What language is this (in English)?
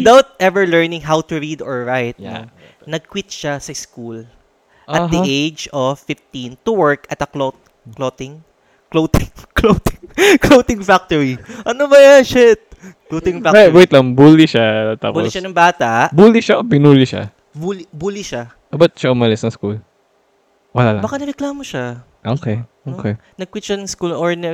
Filipino